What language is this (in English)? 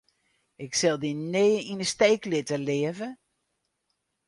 Western Frisian